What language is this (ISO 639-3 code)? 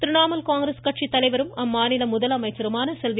tam